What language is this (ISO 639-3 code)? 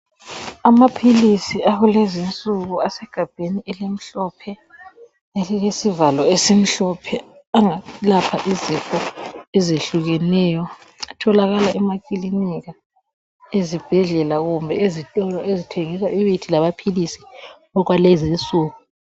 nde